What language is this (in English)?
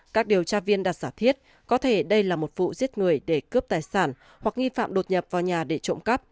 Vietnamese